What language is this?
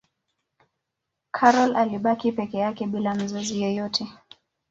Swahili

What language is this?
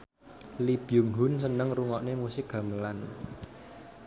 Javanese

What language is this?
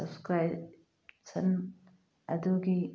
Manipuri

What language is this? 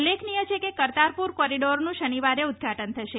Gujarati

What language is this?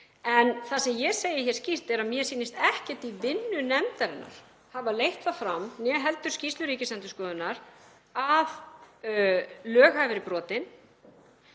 Icelandic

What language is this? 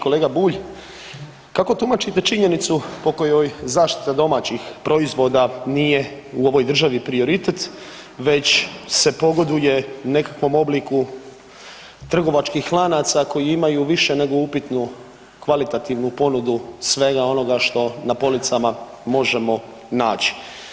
Croatian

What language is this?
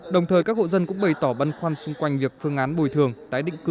Vietnamese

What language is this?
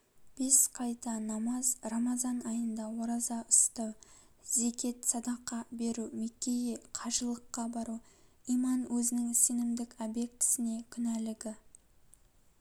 Kazakh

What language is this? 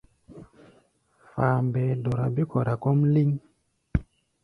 Gbaya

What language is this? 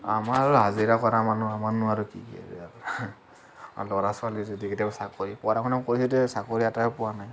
Assamese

